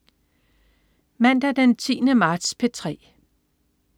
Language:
Danish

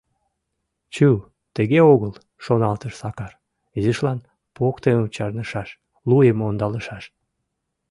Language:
Mari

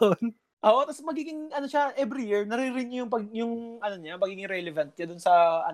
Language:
Filipino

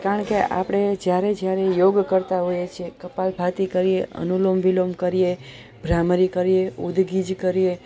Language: Gujarati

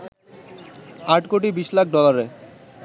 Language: Bangla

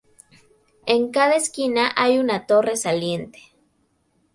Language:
Spanish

